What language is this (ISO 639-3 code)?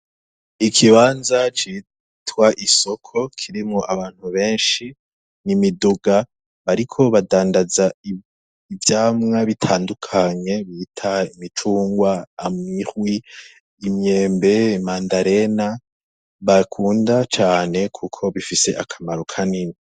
run